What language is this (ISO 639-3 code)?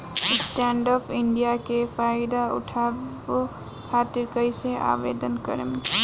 bho